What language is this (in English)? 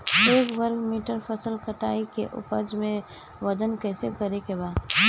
Bhojpuri